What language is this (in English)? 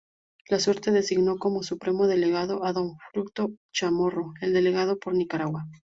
Spanish